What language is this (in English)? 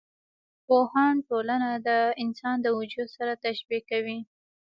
Pashto